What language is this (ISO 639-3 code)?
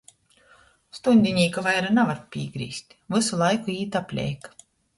ltg